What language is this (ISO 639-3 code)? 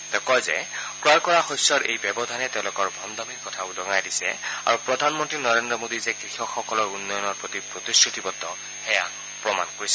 asm